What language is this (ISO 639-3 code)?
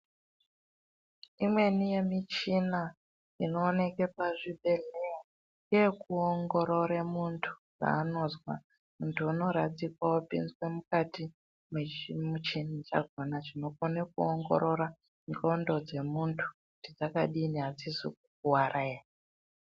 ndc